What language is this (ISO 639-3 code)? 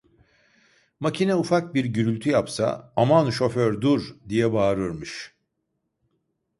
tur